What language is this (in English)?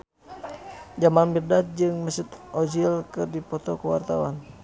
Sundanese